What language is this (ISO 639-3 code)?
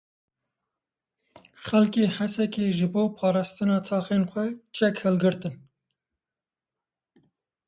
kur